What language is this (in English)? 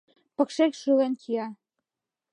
Mari